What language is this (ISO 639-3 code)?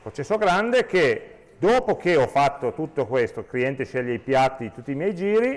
ita